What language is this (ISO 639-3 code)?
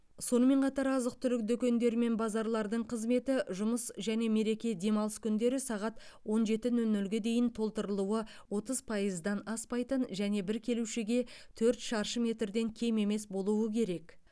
kaz